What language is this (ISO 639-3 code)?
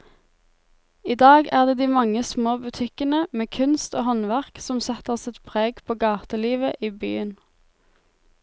nor